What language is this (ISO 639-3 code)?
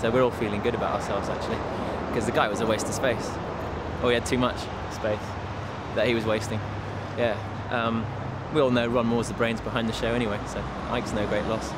eng